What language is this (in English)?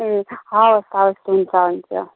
Nepali